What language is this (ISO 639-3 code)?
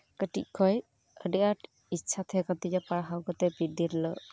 sat